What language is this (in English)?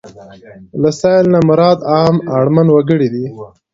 Pashto